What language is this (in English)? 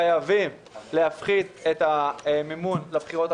Hebrew